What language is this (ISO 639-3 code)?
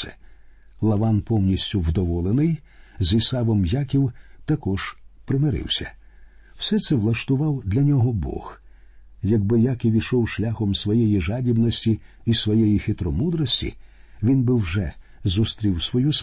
ukr